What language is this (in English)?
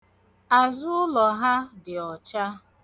Igbo